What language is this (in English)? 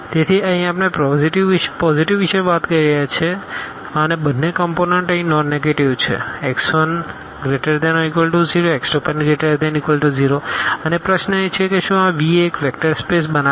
Gujarati